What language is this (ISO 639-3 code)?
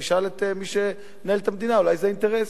heb